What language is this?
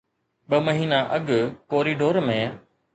Sindhi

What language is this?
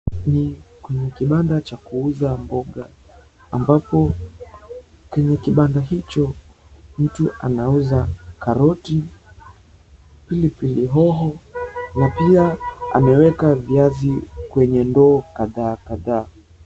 Swahili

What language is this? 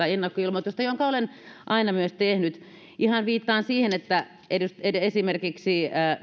Finnish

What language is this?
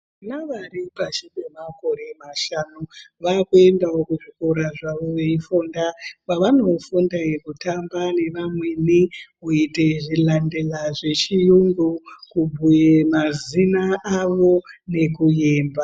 Ndau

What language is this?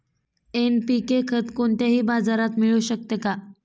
Marathi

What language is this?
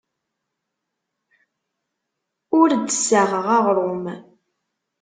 Kabyle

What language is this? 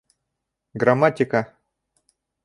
Bashkir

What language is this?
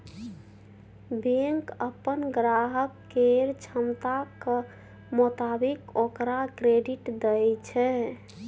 Maithili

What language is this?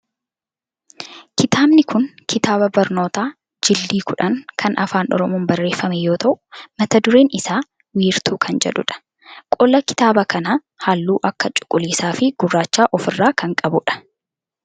Oromo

